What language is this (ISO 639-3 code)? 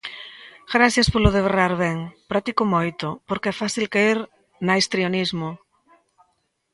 glg